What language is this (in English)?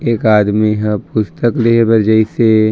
Chhattisgarhi